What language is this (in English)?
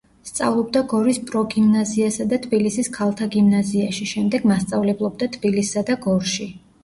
Georgian